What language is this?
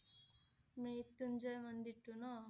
Assamese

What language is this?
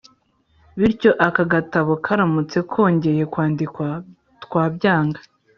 Kinyarwanda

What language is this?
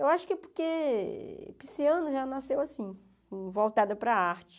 Portuguese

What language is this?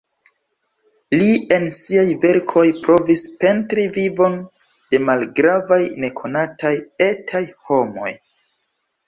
Esperanto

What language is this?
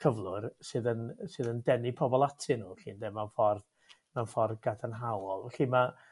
Welsh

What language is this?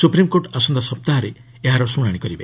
Odia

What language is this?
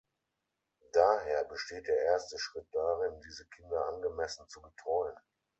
German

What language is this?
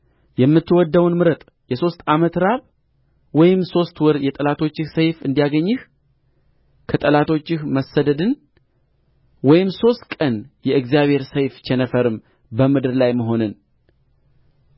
Amharic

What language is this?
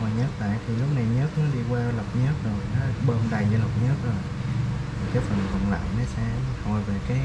Vietnamese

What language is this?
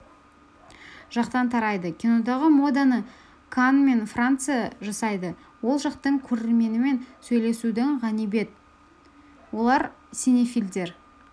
Kazakh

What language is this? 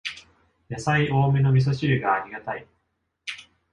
Japanese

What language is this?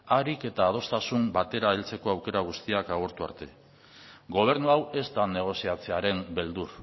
Basque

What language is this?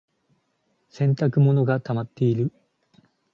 Japanese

